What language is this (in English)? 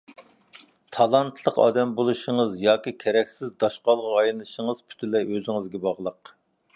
Uyghur